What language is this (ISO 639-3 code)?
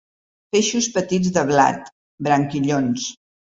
cat